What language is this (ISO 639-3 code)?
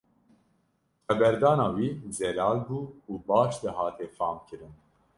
kur